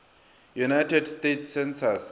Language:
Northern Sotho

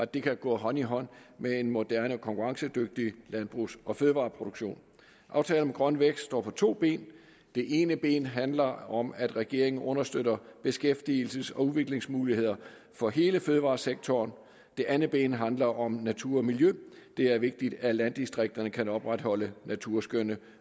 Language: Danish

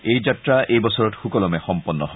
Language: Assamese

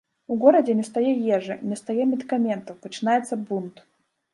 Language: Belarusian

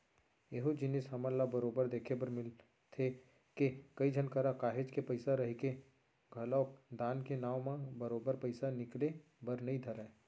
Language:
Chhattisgarhi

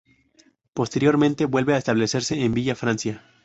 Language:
Spanish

